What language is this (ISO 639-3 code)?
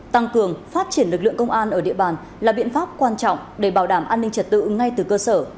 vie